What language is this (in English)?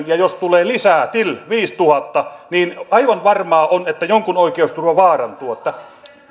Finnish